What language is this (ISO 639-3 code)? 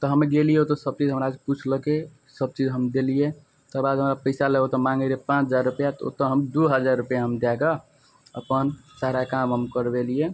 mai